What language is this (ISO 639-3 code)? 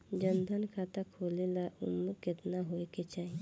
bho